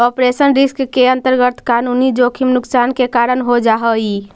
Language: Magahi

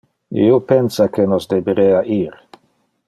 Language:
Interlingua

